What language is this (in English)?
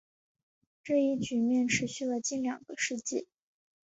Chinese